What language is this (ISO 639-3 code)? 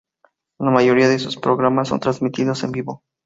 spa